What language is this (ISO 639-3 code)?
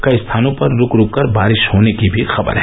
hin